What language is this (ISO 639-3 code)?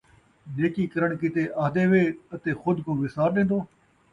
skr